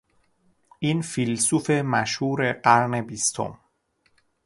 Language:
Persian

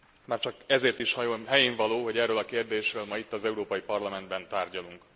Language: Hungarian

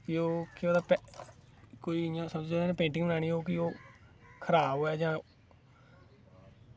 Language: Dogri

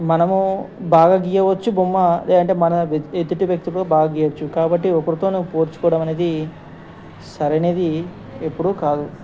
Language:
Telugu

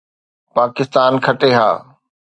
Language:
Sindhi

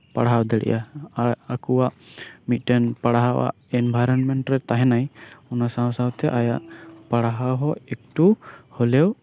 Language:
Santali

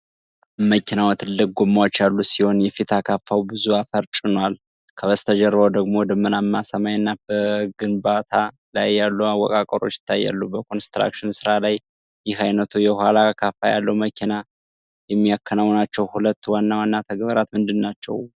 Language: Amharic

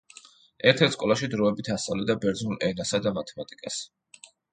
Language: Georgian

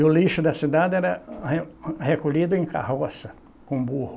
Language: Portuguese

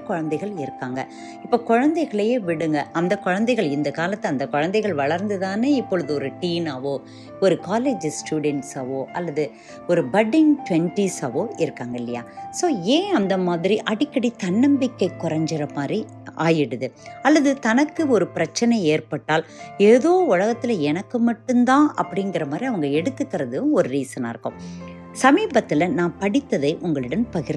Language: Tamil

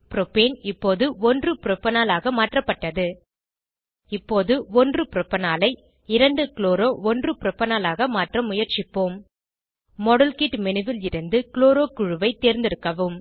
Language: Tamil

